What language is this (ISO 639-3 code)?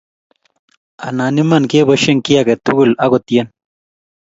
kln